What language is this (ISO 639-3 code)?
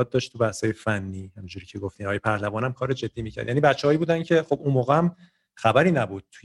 fas